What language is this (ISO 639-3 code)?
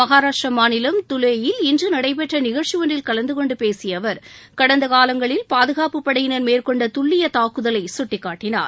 tam